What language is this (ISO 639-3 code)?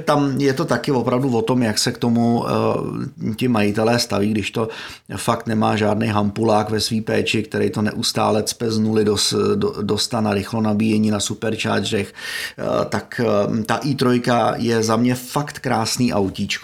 ces